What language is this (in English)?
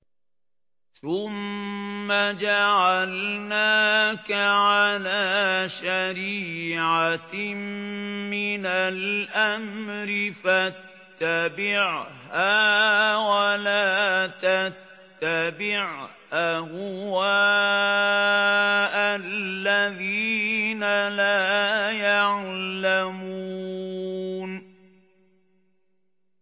Arabic